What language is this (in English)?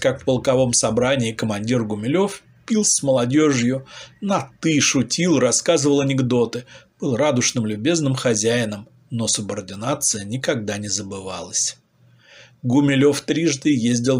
Russian